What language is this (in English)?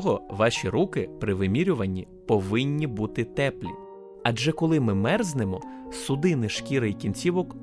Ukrainian